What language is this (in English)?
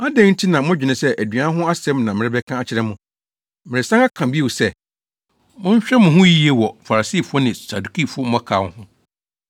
Akan